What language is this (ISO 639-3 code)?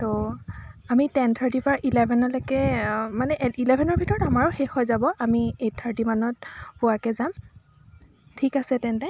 asm